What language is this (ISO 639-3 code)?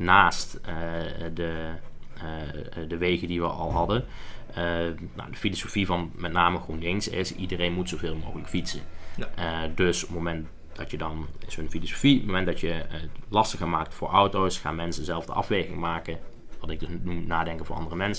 nld